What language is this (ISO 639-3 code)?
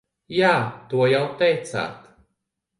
lav